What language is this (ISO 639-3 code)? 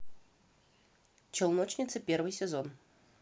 rus